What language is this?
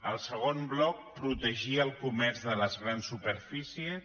Catalan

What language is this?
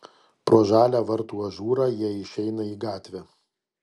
Lithuanian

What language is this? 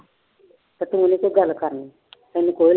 Punjabi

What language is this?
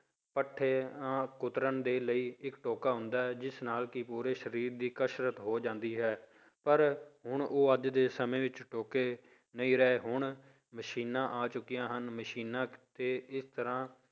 Punjabi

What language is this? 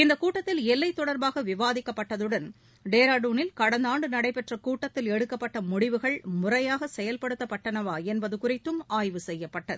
Tamil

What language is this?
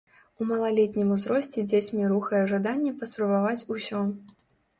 Belarusian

